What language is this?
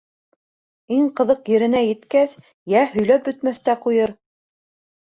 Bashkir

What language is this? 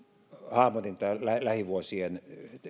Finnish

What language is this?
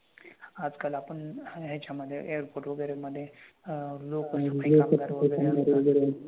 Marathi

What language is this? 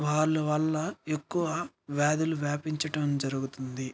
Telugu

